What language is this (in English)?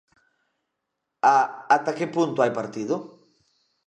Galician